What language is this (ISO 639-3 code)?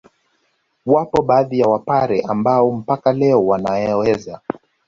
swa